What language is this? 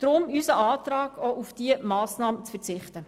Swiss German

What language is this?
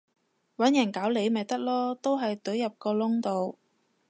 Cantonese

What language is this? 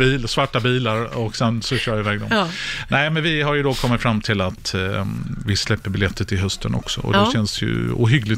Swedish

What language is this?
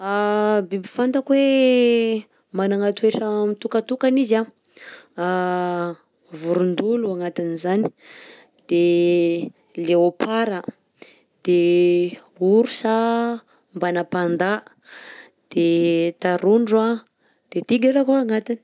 Southern Betsimisaraka Malagasy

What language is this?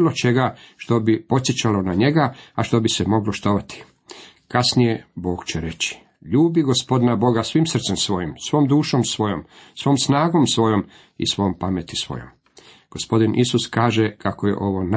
Croatian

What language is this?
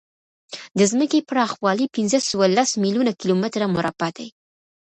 Pashto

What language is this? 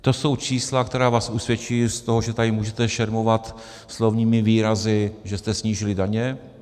Czech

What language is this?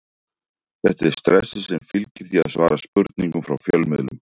Icelandic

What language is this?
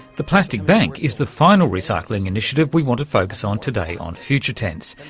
English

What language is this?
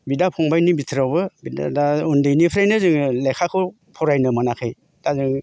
Bodo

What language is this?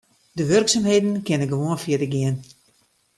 Western Frisian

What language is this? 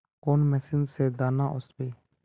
Magahi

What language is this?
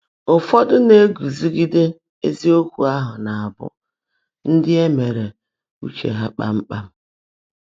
Igbo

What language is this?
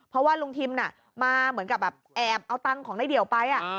Thai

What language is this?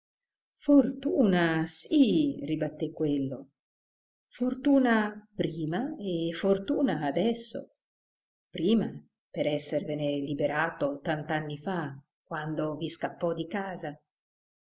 Italian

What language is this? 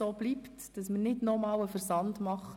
Swiss German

